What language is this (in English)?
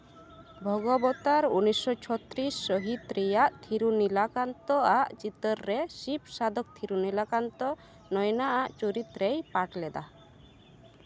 Santali